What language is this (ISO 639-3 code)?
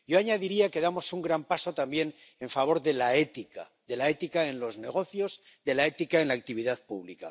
spa